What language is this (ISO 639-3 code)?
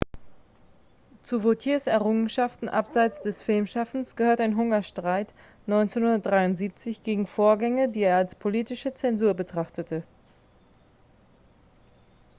deu